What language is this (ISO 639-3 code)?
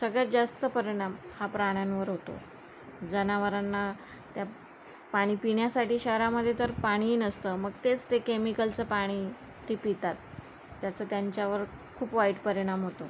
mar